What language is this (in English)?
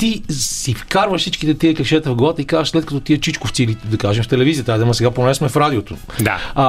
Bulgarian